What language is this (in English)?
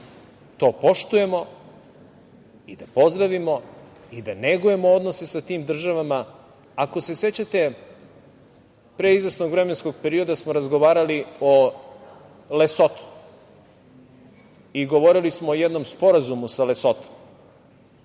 Serbian